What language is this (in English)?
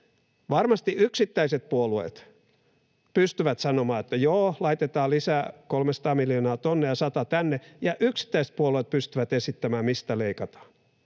Finnish